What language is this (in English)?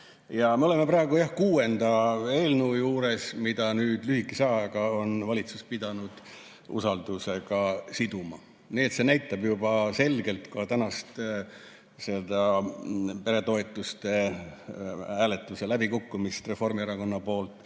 Estonian